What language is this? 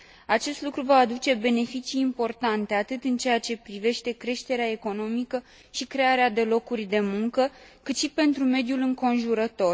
Romanian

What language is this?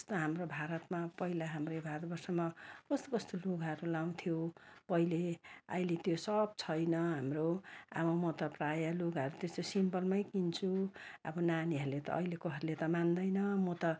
Nepali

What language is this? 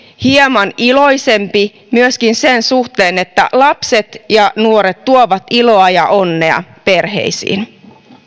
Finnish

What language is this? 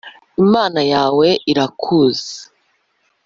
Kinyarwanda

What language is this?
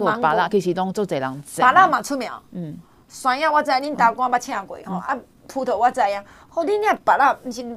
Chinese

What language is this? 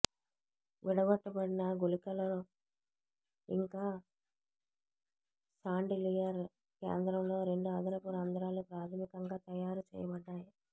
Telugu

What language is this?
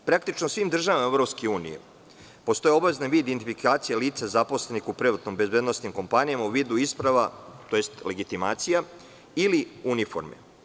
Serbian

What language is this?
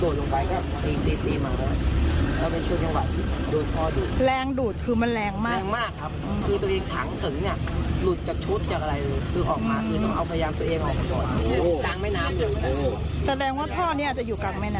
Thai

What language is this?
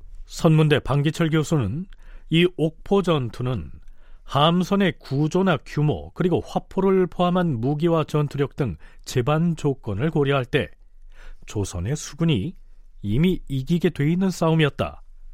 Korean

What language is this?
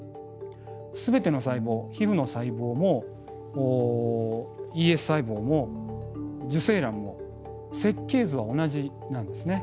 Japanese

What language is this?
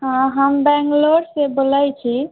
Maithili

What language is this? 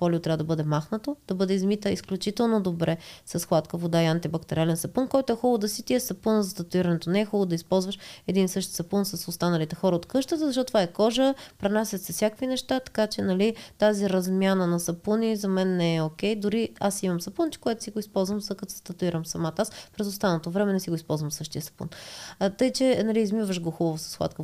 Bulgarian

